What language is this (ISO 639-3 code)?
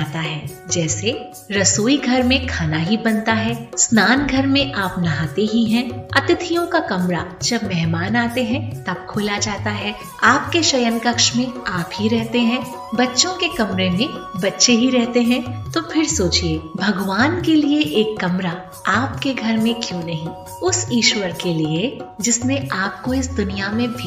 hin